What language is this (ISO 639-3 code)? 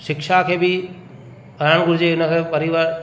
snd